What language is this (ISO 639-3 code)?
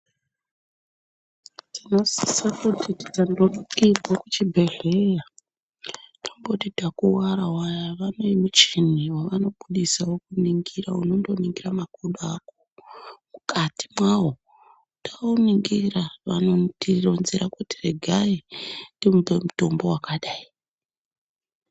ndc